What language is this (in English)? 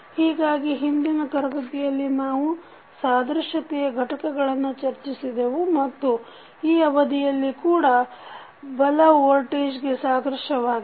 Kannada